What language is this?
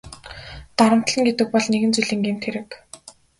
Mongolian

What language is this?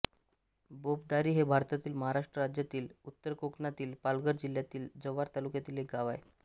Marathi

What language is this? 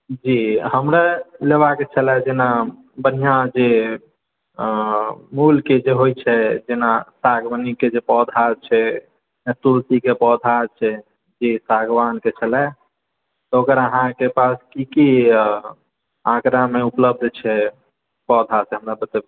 Maithili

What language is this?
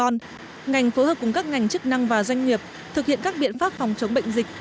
Vietnamese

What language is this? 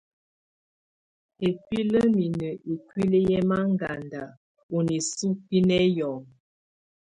Tunen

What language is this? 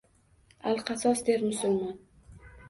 Uzbek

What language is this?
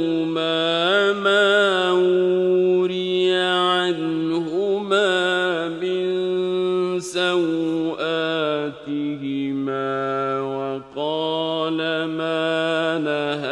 Arabic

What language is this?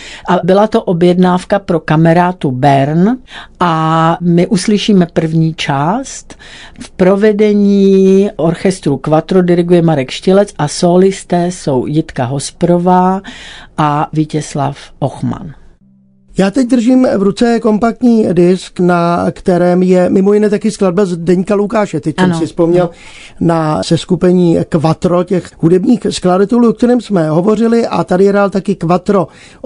Czech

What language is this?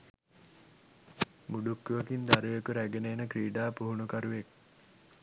Sinhala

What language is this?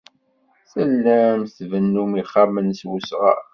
Kabyle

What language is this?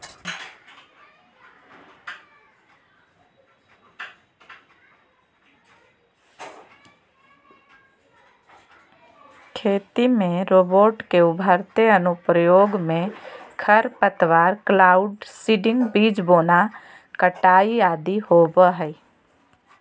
Magahi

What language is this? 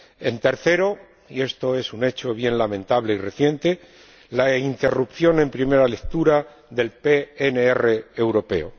Spanish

